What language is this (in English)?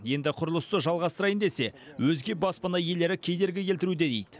Kazakh